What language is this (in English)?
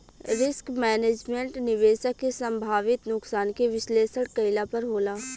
Bhojpuri